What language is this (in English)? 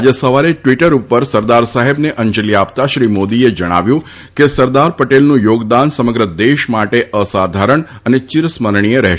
Gujarati